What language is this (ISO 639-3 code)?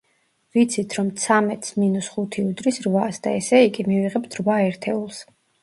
kat